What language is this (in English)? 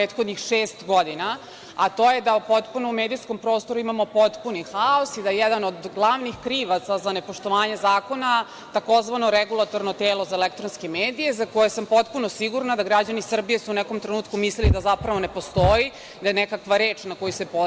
Serbian